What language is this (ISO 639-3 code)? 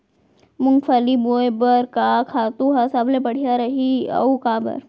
hne